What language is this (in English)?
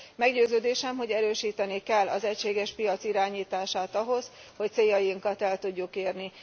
Hungarian